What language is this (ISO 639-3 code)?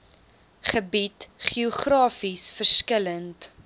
afr